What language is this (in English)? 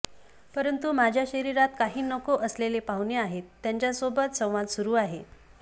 Marathi